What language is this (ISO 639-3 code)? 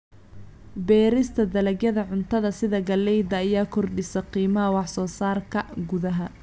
som